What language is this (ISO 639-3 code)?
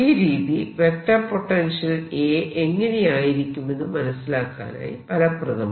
mal